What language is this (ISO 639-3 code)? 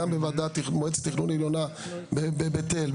heb